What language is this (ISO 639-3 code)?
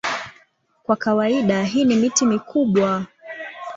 swa